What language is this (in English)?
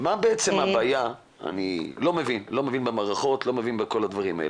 Hebrew